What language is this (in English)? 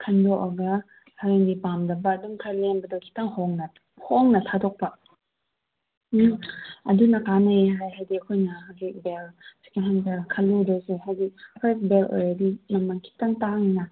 Manipuri